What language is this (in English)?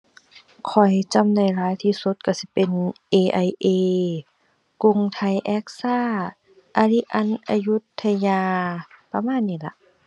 Thai